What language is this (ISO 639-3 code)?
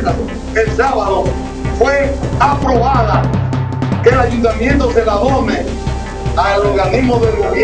spa